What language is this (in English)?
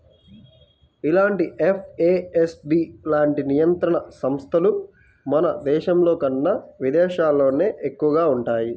Telugu